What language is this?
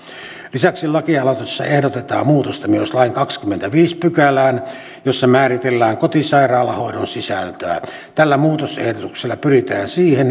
Finnish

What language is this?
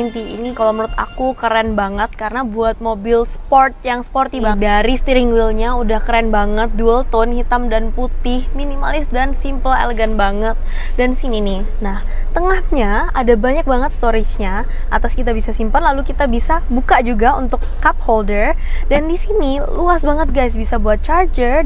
Indonesian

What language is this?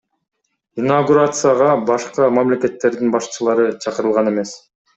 Kyrgyz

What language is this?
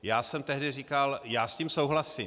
Czech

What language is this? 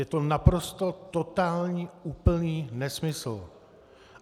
Czech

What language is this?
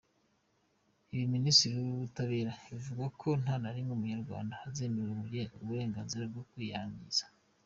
Kinyarwanda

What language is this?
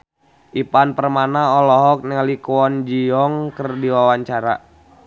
Sundanese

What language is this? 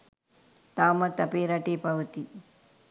Sinhala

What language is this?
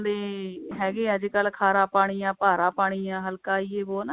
Punjabi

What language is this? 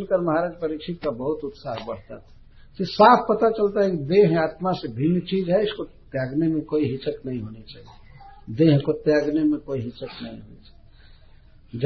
Hindi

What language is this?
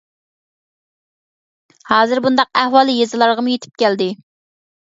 Uyghur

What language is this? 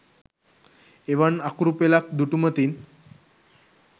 Sinhala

